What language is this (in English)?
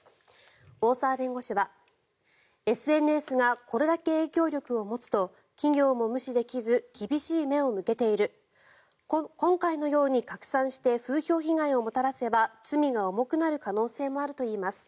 Japanese